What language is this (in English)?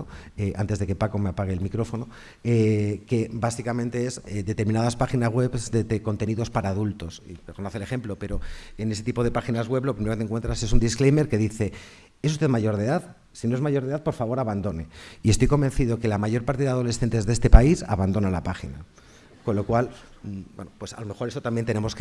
Spanish